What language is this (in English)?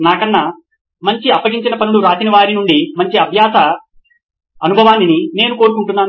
Telugu